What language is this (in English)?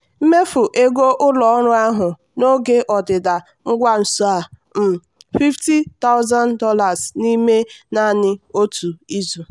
Igbo